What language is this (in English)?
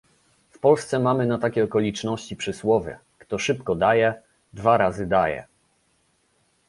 Polish